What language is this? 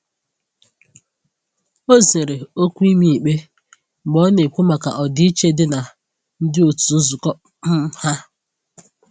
Igbo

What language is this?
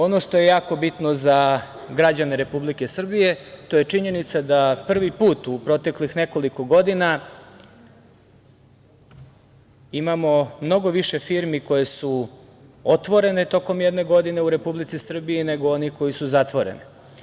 Serbian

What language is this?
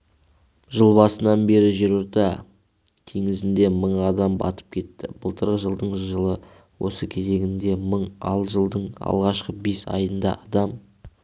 Kazakh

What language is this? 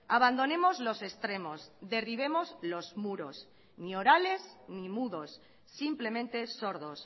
Spanish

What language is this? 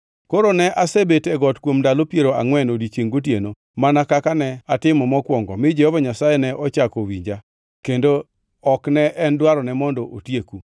Luo (Kenya and Tanzania)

